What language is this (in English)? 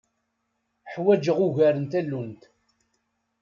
Kabyle